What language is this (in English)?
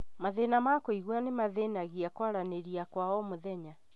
Kikuyu